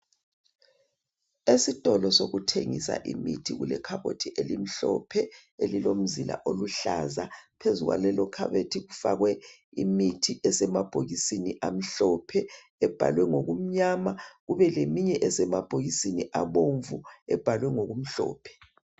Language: North Ndebele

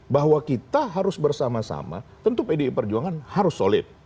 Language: Indonesian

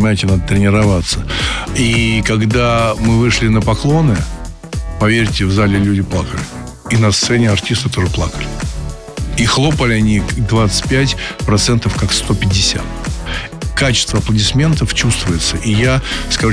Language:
Russian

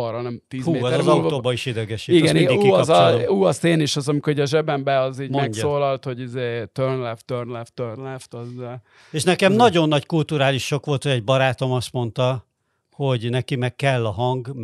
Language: Hungarian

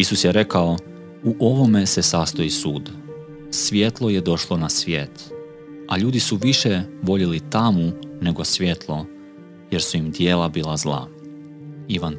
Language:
Croatian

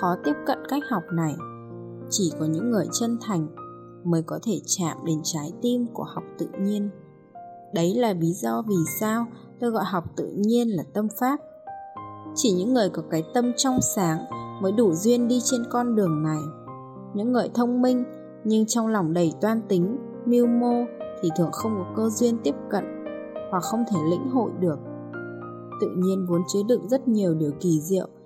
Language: Vietnamese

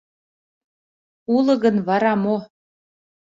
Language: Mari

